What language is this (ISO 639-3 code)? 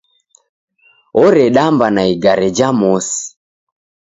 dav